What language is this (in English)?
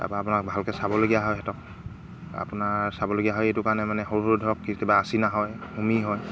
Assamese